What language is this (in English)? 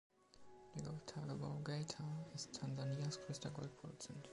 German